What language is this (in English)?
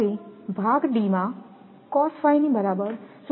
Gujarati